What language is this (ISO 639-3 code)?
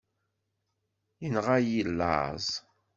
kab